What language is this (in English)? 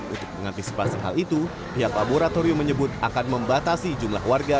Indonesian